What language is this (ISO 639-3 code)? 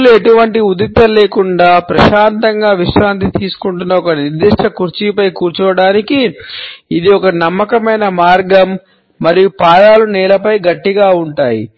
tel